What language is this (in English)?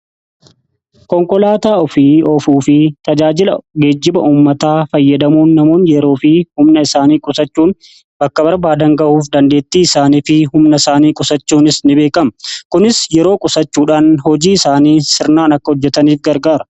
Oromo